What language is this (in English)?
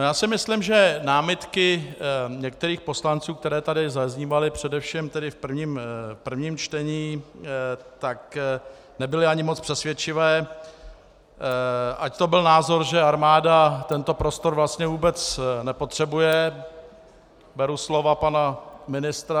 Czech